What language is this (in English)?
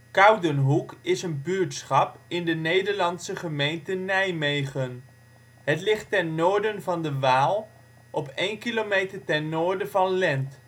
Dutch